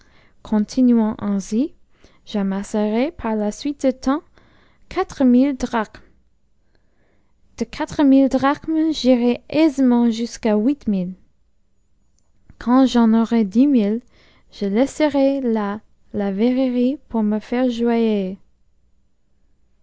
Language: French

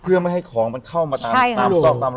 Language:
Thai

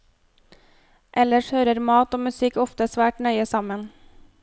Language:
Norwegian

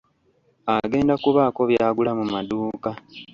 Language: Ganda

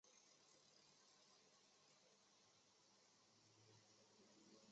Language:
Chinese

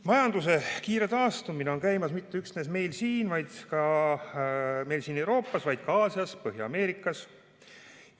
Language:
Estonian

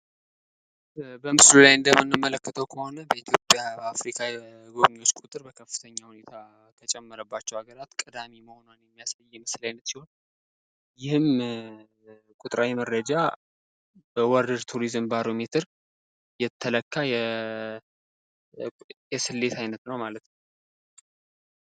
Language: Amharic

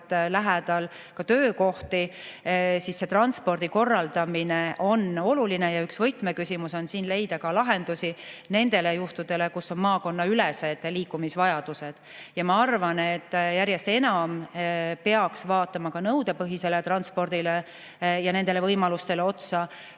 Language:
Estonian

